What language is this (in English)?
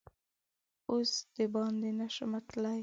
Pashto